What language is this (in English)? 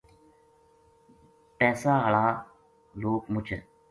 Gujari